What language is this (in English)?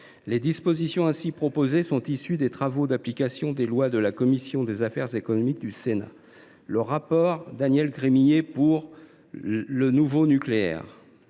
French